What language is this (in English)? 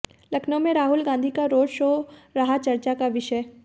Hindi